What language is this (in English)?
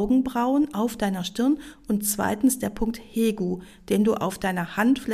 German